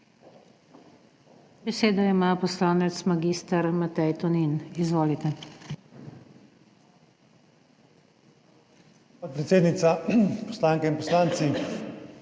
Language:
Slovenian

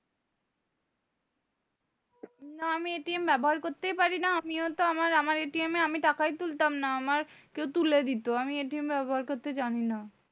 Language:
Bangla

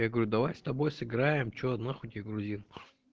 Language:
Russian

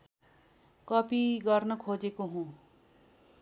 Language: Nepali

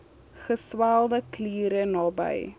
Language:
Afrikaans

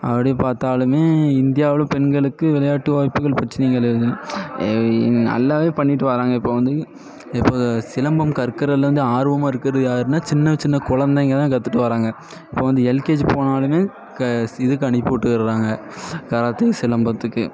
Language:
Tamil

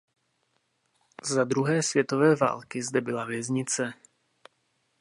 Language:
Czech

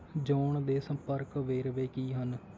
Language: Punjabi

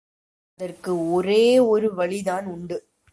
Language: Tamil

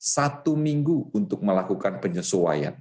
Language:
Indonesian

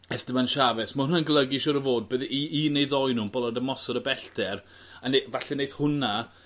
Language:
Welsh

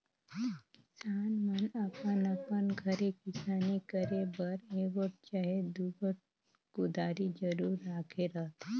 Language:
Chhattisgarhi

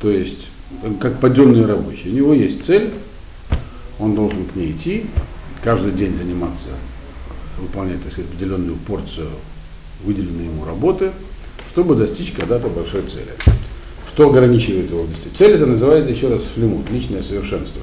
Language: Russian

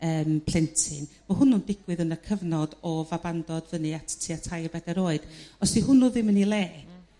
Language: Welsh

